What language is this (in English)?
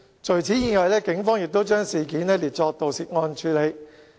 Cantonese